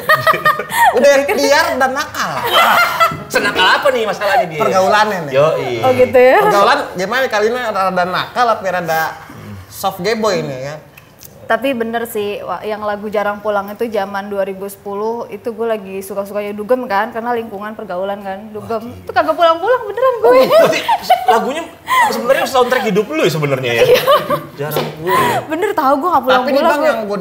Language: Indonesian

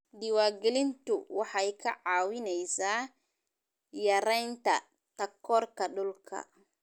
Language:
Somali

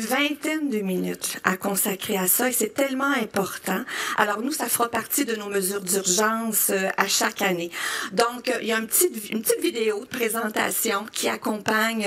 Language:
French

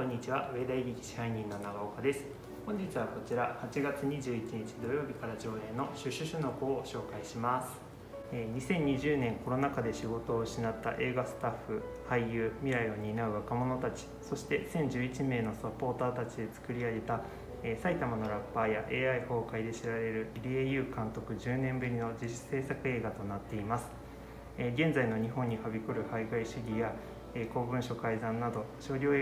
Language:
Japanese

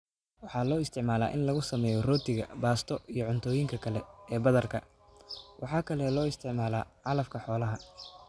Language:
Somali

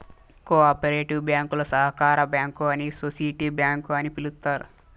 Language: Telugu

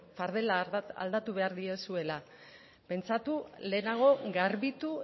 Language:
Basque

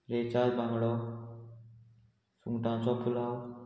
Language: Konkani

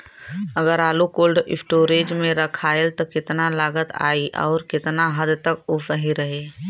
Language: Bhojpuri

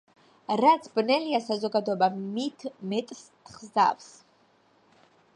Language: Georgian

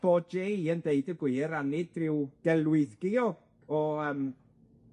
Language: Welsh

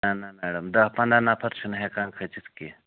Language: Kashmiri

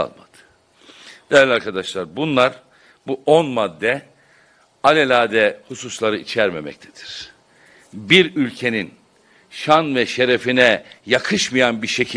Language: Turkish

